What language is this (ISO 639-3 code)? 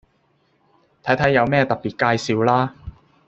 yue